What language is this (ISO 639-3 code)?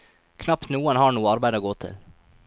nor